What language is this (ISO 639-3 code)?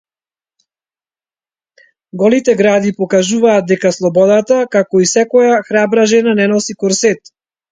mkd